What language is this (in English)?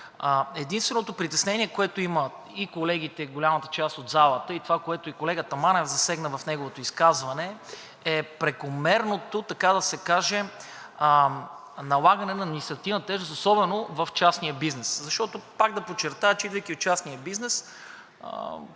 Bulgarian